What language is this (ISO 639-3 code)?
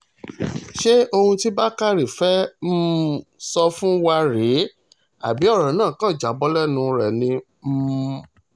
yor